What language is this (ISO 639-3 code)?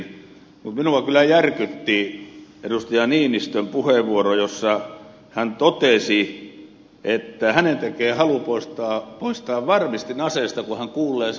fin